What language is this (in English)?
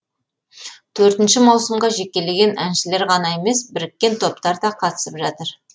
Kazakh